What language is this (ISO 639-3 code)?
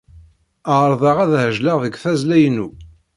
kab